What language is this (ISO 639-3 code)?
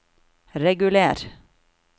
nor